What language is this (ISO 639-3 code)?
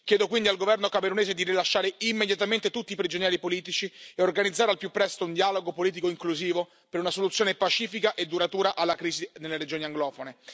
ita